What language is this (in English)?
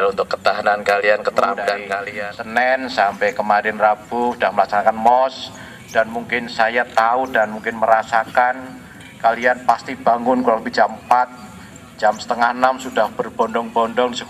Indonesian